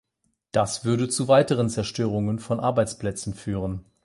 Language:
German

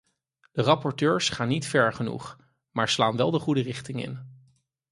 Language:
Dutch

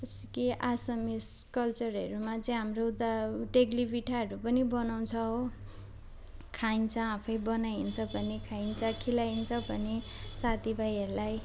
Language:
Nepali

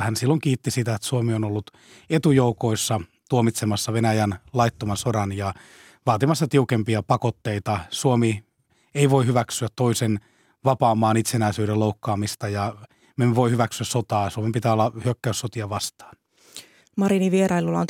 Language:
Finnish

